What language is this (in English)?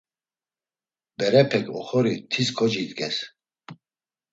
Laz